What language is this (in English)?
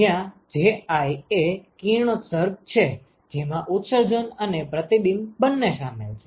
Gujarati